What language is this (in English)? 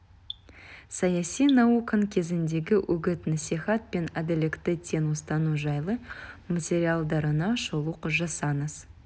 Kazakh